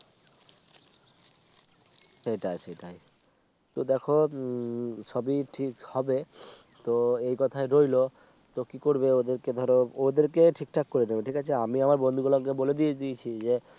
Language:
Bangla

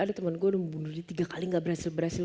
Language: Indonesian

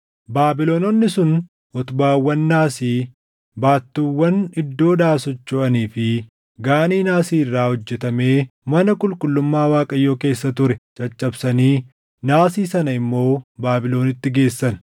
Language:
Oromo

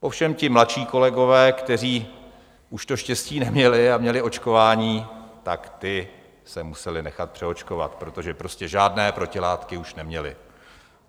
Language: Czech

